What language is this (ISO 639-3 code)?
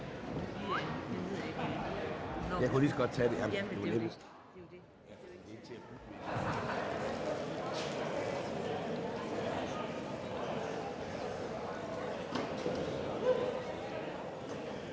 dan